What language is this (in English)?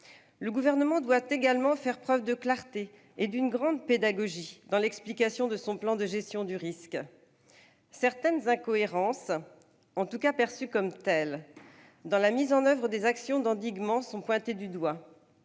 French